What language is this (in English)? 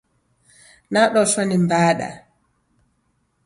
Taita